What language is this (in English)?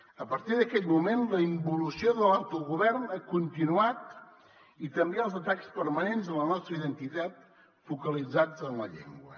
Catalan